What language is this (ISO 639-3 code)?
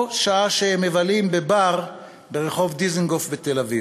heb